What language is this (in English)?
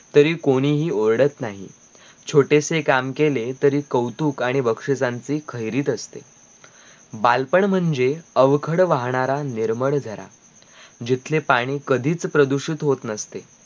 Marathi